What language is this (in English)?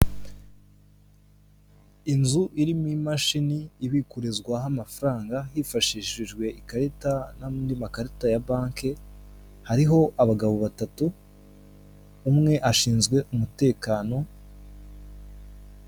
Kinyarwanda